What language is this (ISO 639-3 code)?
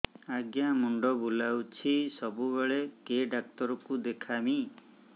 ori